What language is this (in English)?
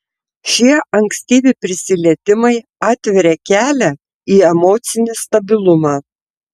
Lithuanian